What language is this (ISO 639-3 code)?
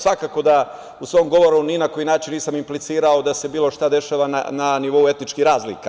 srp